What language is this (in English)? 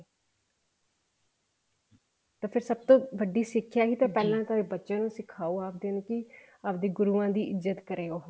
Punjabi